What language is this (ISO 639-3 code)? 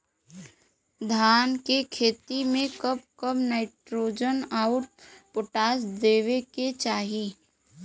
bho